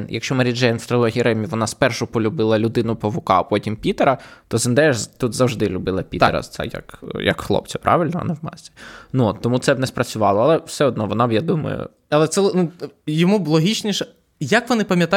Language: Ukrainian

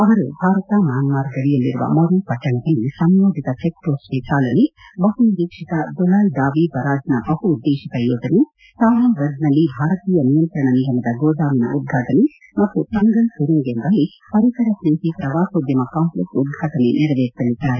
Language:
Kannada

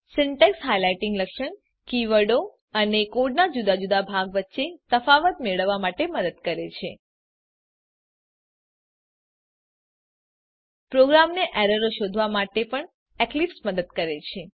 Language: Gujarati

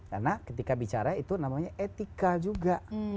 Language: Indonesian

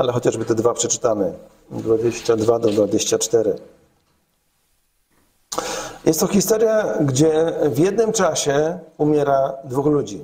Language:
Polish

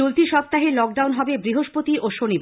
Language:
Bangla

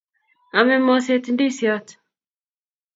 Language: Kalenjin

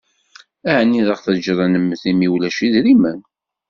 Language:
Kabyle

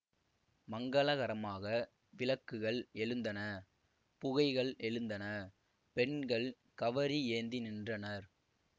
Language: Tamil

